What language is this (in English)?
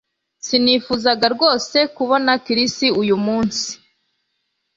Kinyarwanda